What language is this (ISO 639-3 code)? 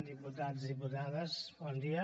cat